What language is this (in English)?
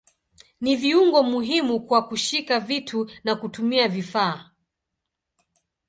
Swahili